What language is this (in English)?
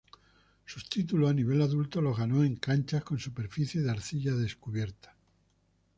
Spanish